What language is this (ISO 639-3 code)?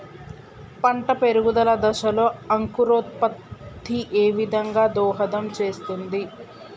tel